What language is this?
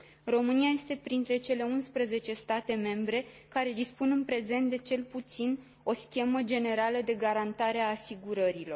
Romanian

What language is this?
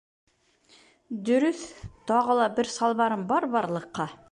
Bashkir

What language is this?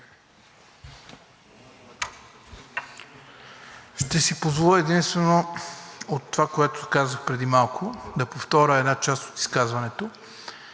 Bulgarian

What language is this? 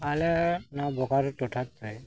Santali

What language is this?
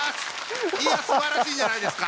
Japanese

